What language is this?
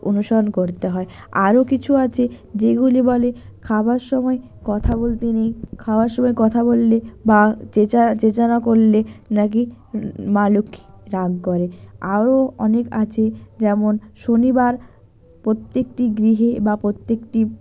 Bangla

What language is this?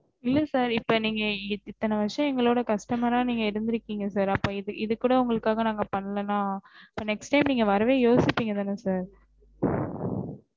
Tamil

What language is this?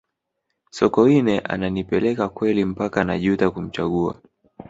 Swahili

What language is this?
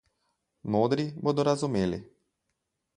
Slovenian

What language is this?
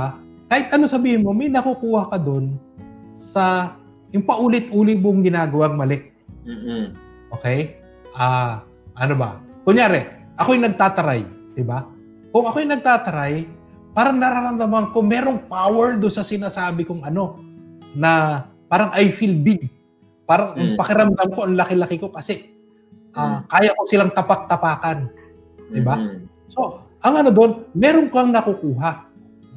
Filipino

